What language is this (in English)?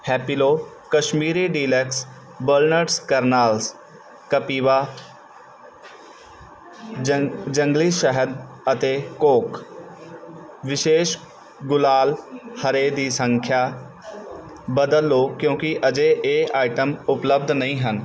Punjabi